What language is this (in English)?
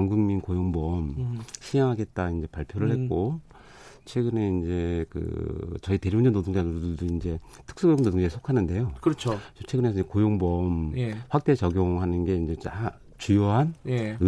Korean